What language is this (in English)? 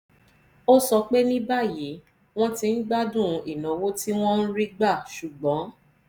Yoruba